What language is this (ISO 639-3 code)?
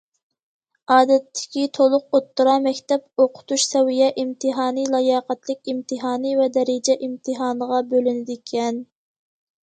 uig